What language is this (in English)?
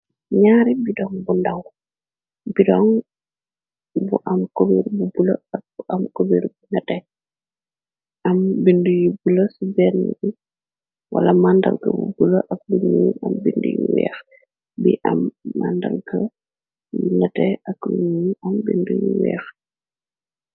Wolof